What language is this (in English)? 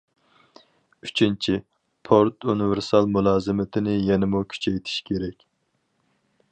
Uyghur